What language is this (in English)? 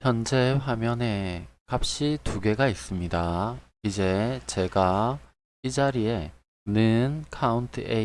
Korean